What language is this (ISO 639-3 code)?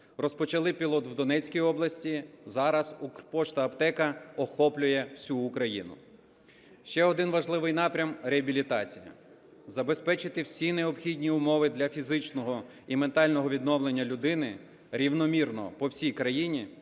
ukr